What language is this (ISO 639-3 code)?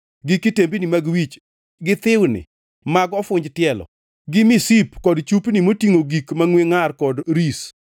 luo